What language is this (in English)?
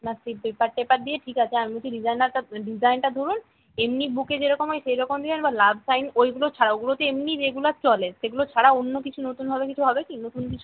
Bangla